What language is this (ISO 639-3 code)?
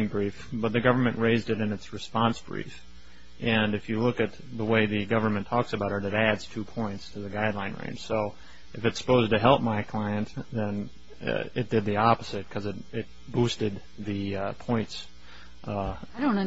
eng